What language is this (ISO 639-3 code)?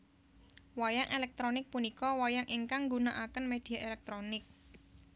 jav